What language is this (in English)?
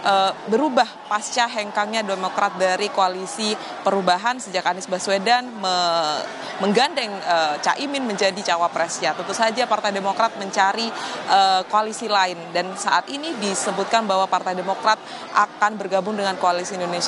Indonesian